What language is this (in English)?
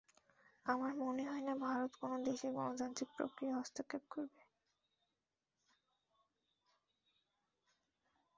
Bangla